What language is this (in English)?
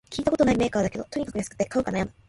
Japanese